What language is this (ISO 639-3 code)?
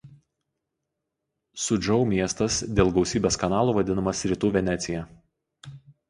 lit